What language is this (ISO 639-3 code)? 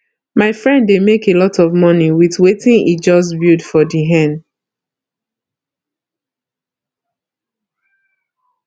pcm